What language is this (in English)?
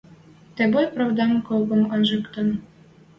Western Mari